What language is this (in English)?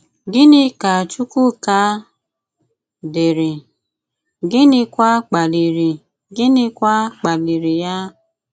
Igbo